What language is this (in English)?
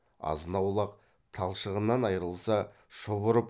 Kazakh